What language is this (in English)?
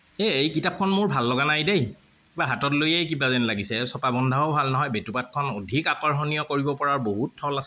Assamese